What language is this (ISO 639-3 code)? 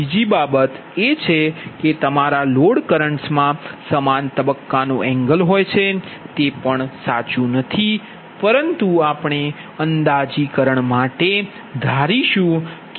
guj